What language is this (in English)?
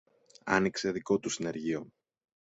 Greek